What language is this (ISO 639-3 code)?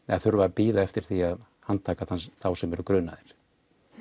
isl